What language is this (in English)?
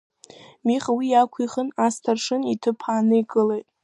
Abkhazian